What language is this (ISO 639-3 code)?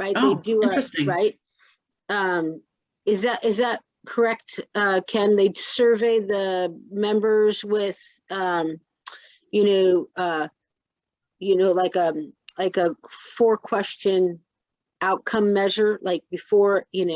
eng